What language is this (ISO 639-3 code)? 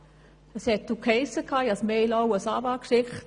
gsw